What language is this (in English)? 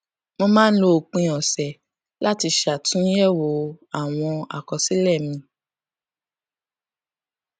Yoruba